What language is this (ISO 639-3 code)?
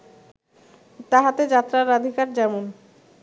ben